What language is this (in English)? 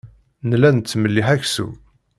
Kabyle